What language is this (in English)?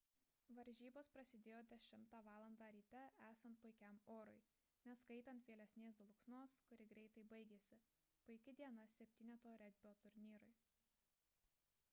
Lithuanian